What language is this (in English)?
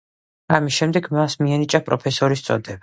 Georgian